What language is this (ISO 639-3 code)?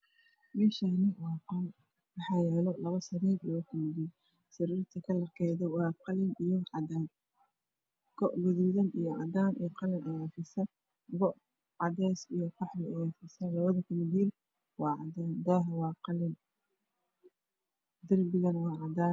som